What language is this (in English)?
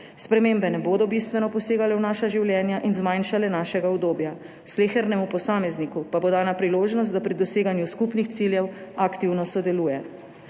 Slovenian